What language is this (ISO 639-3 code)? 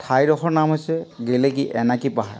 asm